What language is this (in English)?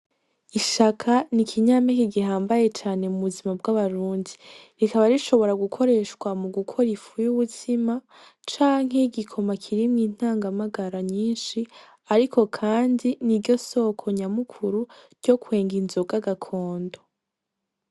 Rundi